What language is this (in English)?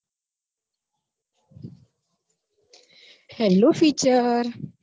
Gujarati